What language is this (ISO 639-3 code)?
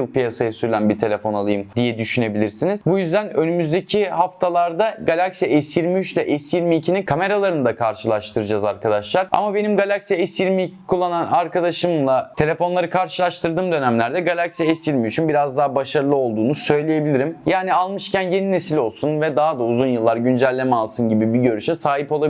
tur